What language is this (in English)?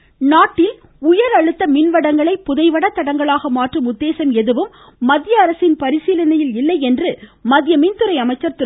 Tamil